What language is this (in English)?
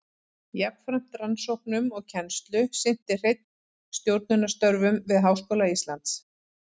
Icelandic